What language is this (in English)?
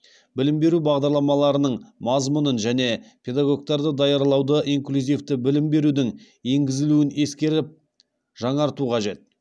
Kazakh